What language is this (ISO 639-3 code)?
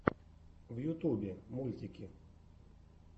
rus